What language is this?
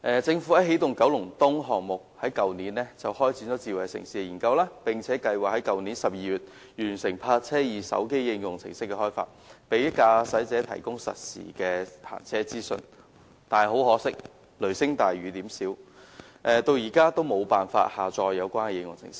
Cantonese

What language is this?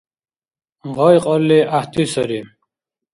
Dargwa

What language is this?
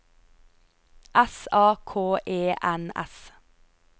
Norwegian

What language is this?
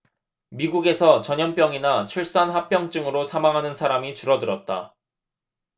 Korean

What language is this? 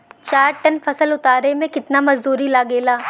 Bhojpuri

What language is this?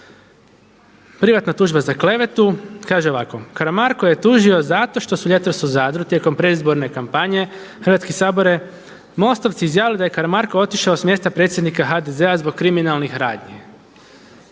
Croatian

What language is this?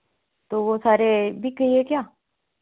Hindi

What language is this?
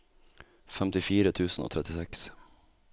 Norwegian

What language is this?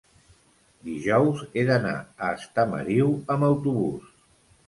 Catalan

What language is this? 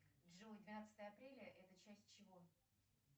Russian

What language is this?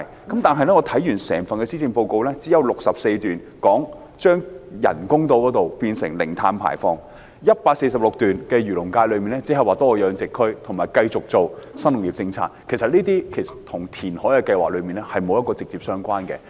Cantonese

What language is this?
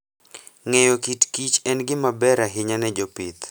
Luo (Kenya and Tanzania)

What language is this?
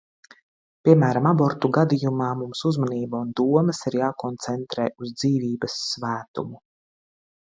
Latvian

